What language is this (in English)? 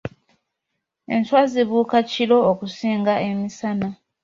Ganda